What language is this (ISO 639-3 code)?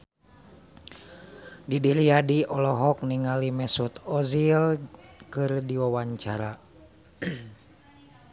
sun